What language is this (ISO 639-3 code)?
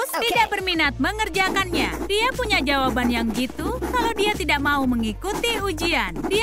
ind